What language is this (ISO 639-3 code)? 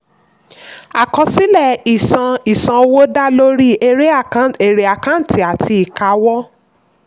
yor